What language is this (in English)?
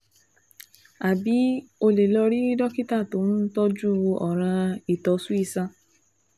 Yoruba